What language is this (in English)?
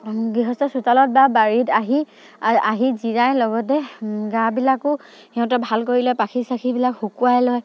Assamese